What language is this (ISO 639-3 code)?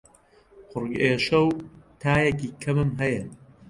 ckb